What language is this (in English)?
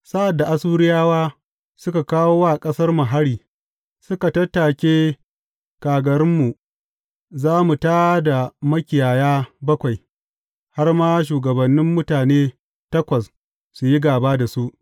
Hausa